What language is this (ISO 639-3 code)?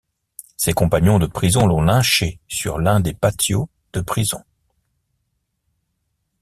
fra